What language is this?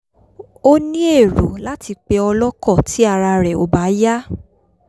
Yoruba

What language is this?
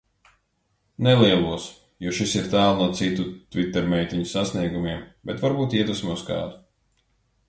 Latvian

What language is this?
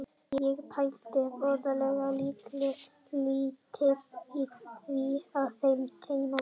Icelandic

